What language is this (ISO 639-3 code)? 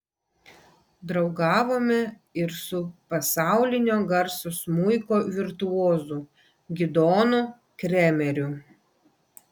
lit